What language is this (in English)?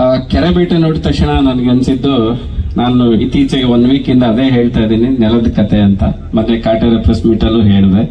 Kannada